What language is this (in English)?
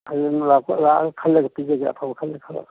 Manipuri